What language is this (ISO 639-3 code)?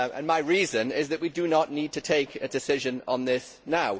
eng